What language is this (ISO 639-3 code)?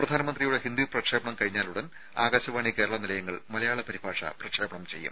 mal